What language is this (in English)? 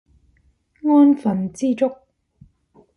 Cantonese